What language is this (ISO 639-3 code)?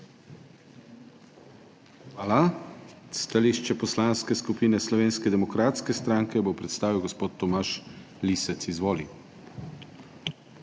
slv